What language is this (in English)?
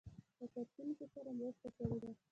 Pashto